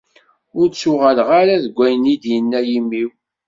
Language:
Kabyle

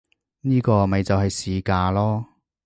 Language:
Cantonese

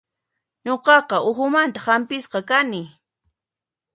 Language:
Puno Quechua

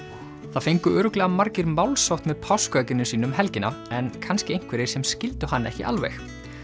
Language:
Icelandic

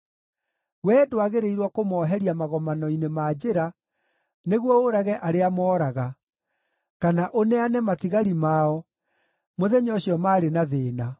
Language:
Kikuyu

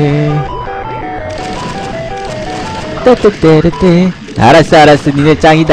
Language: Korean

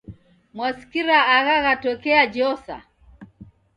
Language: Taita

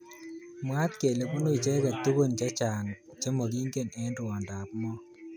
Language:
Kalenjin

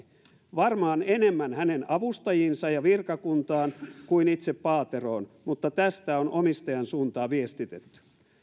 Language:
Finnish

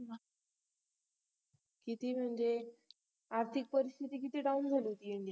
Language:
Marathi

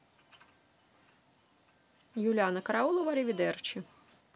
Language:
Russian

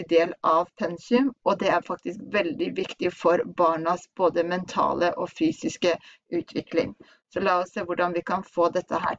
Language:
Norwegian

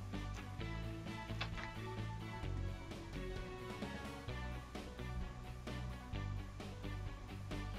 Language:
English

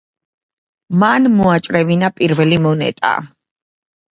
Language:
Georgian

